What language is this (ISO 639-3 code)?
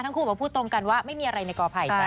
tha